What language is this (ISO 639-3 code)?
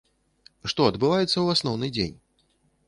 bel